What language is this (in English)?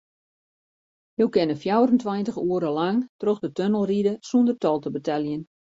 Western Frisian